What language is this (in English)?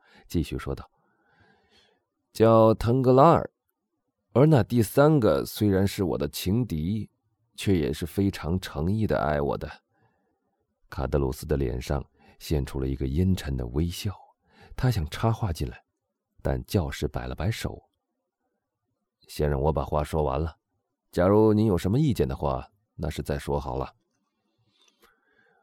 Chinese